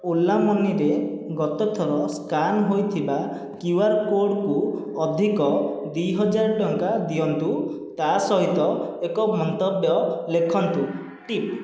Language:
Odia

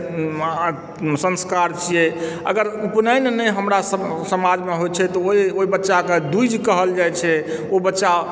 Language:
Maithili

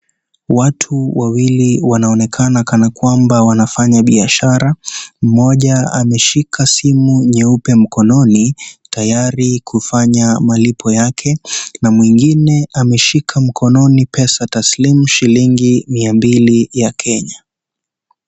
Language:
Swahili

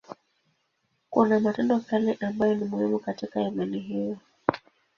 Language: Swahili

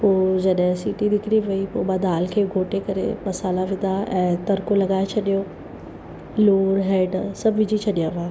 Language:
Sindhi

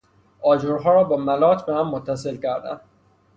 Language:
Persian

